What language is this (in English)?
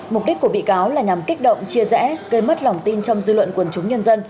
Vietnamese